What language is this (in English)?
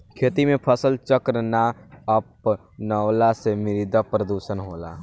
Bhojpuri